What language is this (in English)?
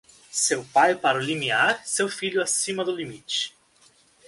Portuguese